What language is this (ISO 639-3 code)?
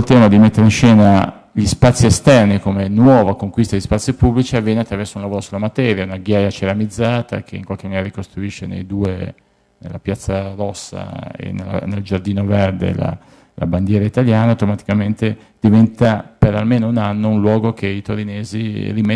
ita